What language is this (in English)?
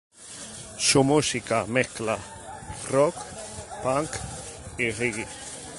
Spanish